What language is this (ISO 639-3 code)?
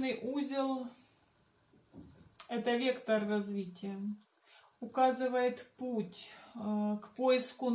rus